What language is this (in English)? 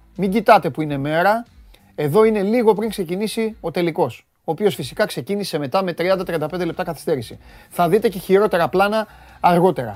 Greek